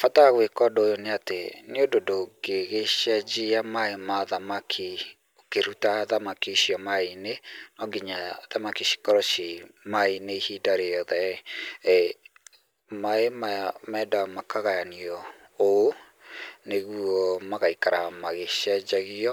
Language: Kikuyu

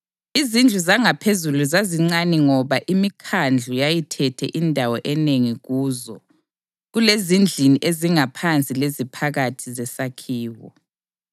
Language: North Ndebele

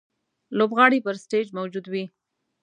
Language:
Pashto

